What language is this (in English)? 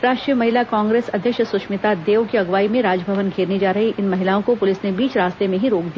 Hindi